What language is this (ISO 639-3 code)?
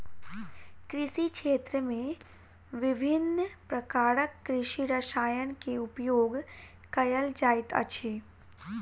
mai